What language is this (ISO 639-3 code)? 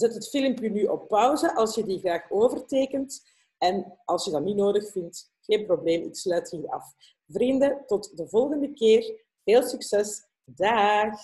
nld